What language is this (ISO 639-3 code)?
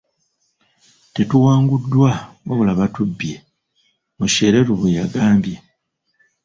lug